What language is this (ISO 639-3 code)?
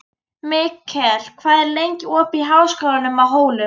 isl